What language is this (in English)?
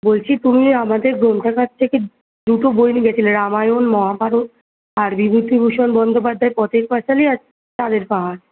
Bangla